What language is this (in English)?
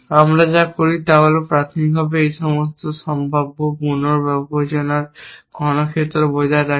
Bangla